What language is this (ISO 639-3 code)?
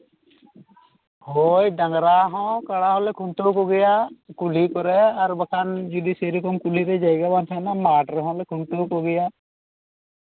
sat